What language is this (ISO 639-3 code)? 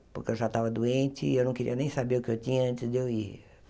por